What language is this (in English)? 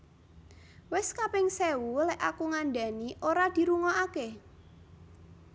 Javanese